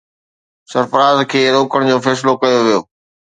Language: Sindhi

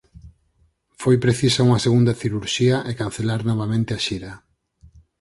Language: Galician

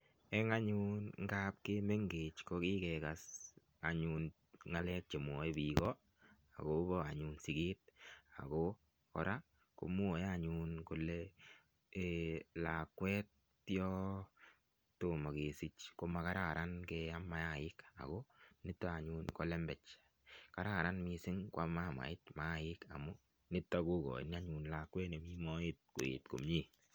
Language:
Kalenjin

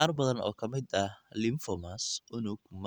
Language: Somali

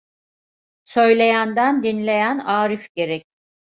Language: Turkish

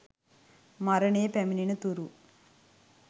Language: Sinhala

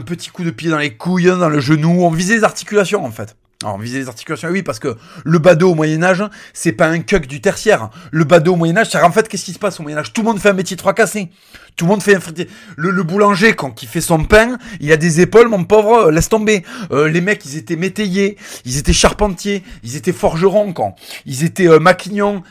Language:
French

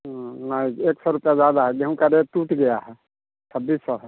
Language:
Hindi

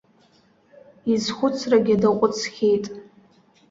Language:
Abkhazian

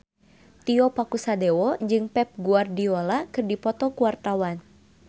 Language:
Sundanese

